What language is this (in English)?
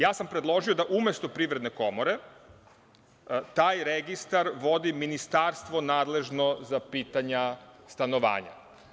Serbian